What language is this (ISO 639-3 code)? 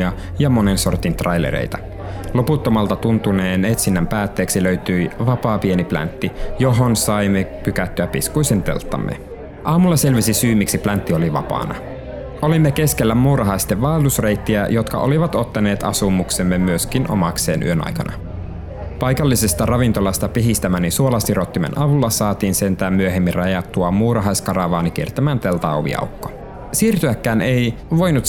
fin